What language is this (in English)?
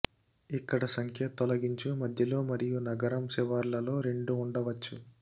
Telugu